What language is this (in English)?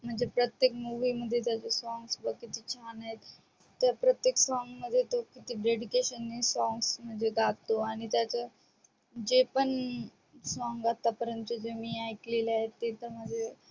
Marathi